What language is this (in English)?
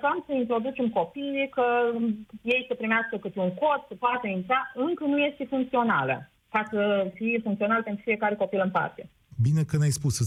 Romanian